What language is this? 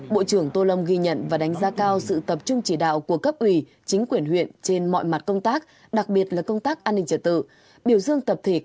Vietnamese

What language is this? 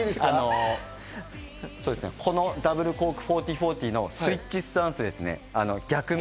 Japanese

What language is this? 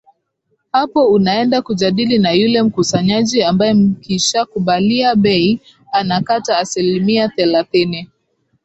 Swahili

